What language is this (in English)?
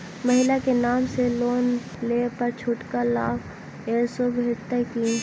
Maithili